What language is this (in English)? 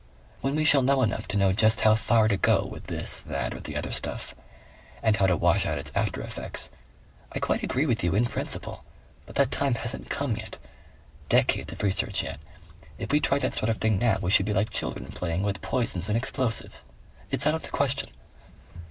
English